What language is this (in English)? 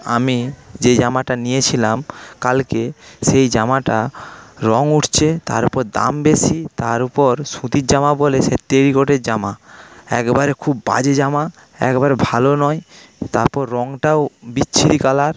Bangla